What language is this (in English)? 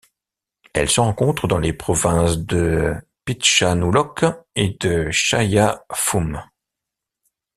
French